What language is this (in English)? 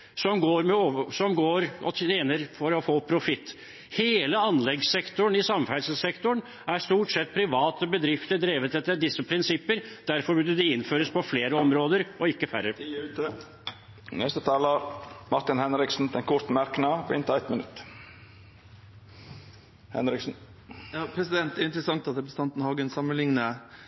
Norwegian